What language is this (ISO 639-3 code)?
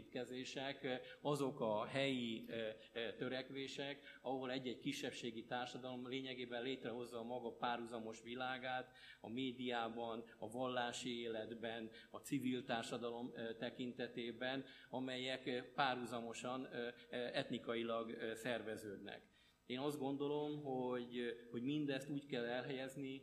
hun